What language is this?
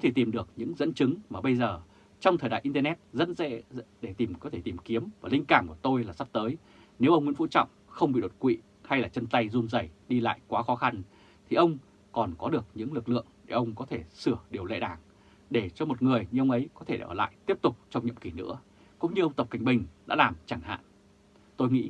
Vietnamese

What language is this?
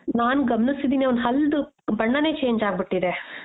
Kannada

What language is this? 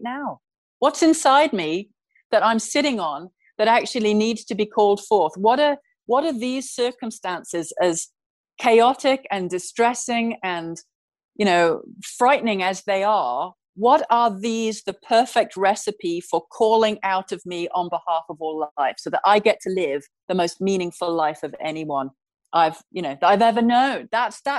English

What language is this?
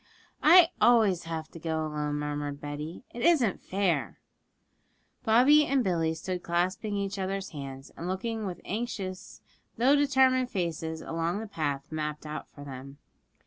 English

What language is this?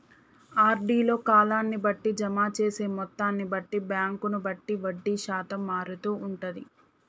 Telugu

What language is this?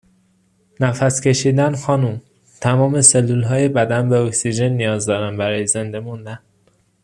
Persian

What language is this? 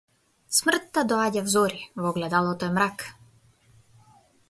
Macedonian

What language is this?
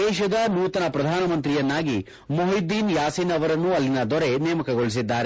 Kannada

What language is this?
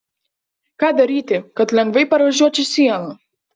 Lithuanian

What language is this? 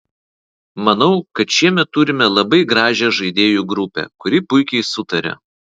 Lithuanian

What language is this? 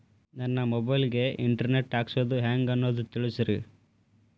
Kannada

